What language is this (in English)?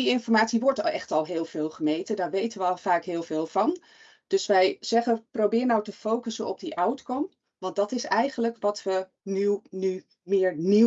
Dutch